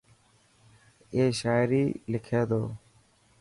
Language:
Dhatki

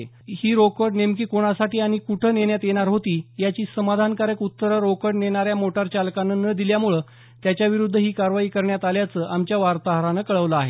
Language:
Marathi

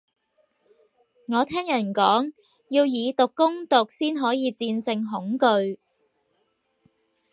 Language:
Cantonese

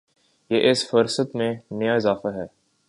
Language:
Urdu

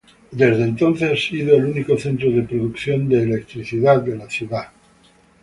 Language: Spanish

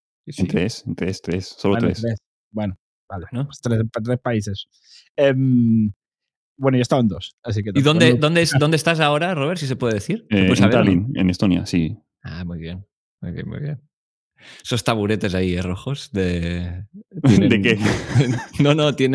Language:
Spanish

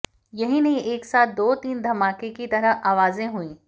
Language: Hindi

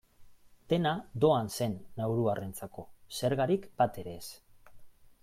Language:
Basque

